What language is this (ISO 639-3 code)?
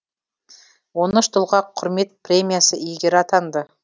kaz